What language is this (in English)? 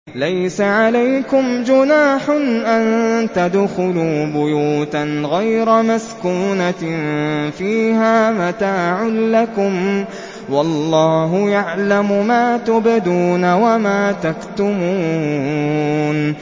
Arabic